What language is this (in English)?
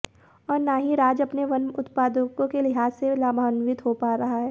Hindi